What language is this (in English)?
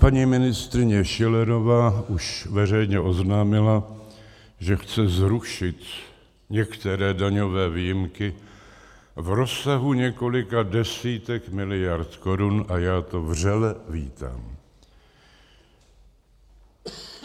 Czech